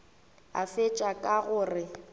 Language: Northern Sotho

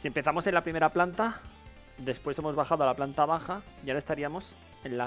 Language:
Spanish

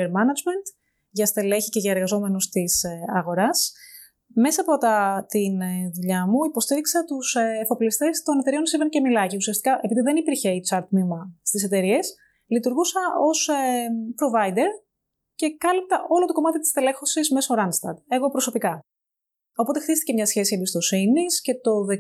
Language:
Greek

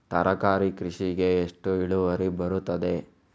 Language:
Kannada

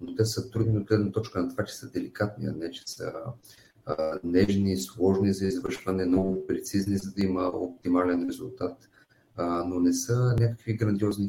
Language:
Bulgarian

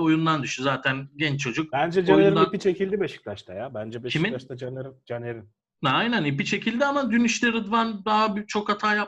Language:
Turkish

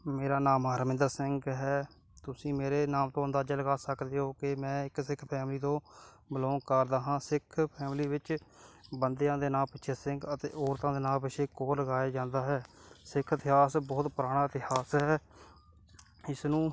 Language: Punjabi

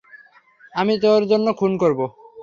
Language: Bangla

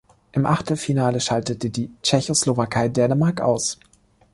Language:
German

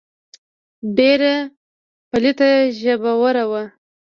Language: Pashto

